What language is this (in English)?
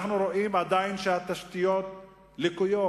Hebrew